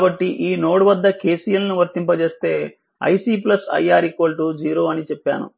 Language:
Telugu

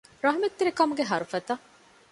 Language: Divehi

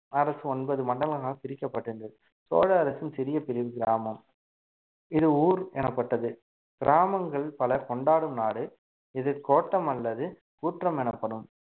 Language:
Tamil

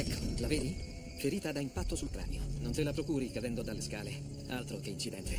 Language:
Italian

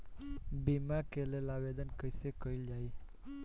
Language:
Bhojpuri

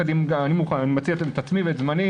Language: Hebrew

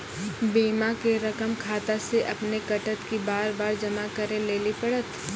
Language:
Maithili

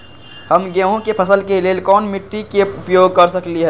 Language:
Magahi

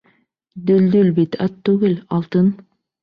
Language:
Bashkir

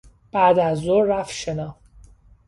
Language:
Persian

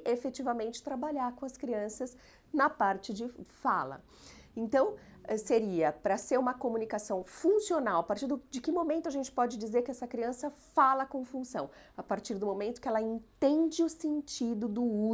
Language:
Portuguese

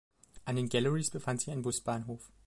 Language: German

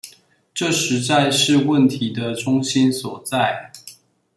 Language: Chinese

